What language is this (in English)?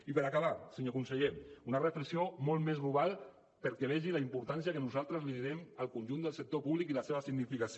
Catalan